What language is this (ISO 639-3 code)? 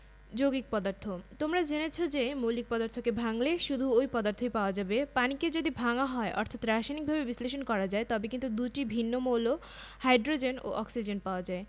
ben